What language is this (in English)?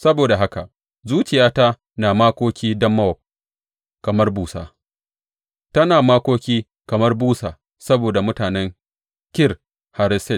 Hausa